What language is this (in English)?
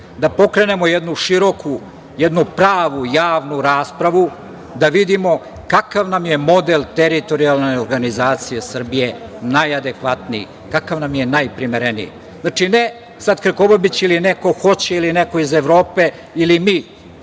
Serbian